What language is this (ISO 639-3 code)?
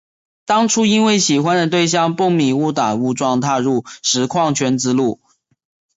zho